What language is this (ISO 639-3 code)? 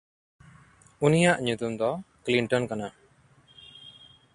sat